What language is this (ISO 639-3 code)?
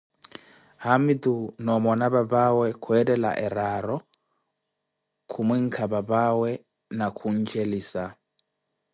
eko